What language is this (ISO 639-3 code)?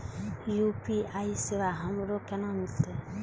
mai